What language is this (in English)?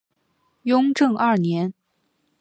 Chinese